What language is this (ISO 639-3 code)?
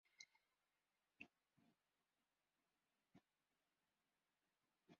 swa